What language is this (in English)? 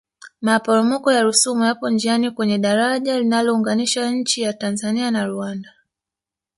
Swahili